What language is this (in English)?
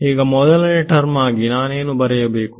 Kannada